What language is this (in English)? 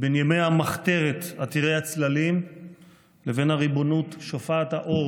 Hebrew